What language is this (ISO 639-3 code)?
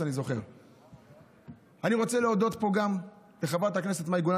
heb